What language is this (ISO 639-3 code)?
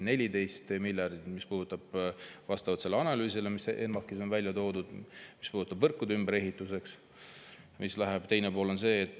est